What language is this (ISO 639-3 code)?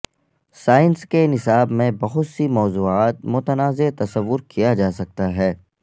urd